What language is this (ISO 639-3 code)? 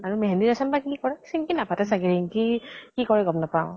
asm